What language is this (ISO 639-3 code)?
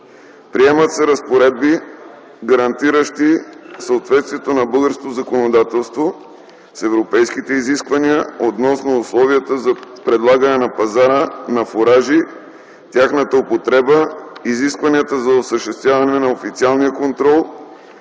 bul